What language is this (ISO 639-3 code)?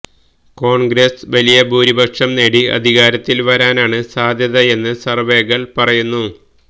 mal